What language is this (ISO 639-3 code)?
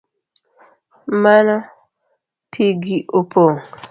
luo